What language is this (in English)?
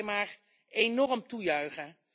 Dutch